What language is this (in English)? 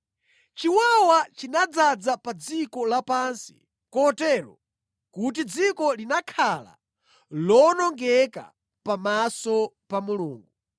Nyanja